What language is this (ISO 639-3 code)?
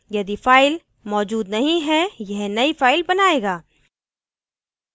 hin